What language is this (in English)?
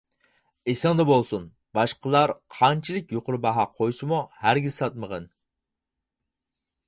Uyghur